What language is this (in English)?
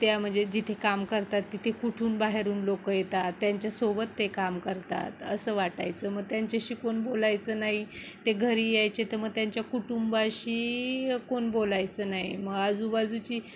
Marathi